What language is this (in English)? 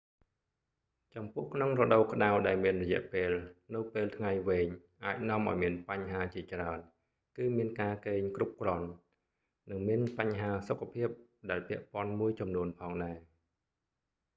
Khmer